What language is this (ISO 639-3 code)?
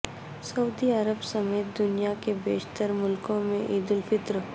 urd